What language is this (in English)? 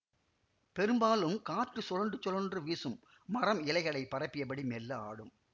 Tamil